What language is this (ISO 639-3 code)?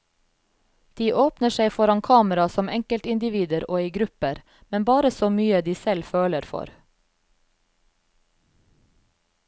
nor